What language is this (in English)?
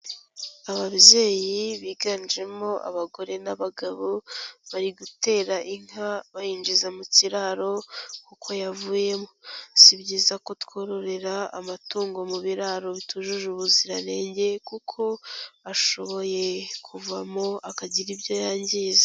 Kinyarwanda